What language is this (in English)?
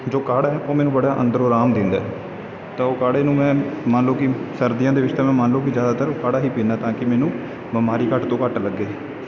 Punjabi